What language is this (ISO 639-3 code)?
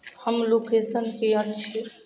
mai